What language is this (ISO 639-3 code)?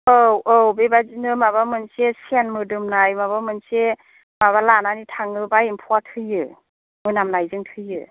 brx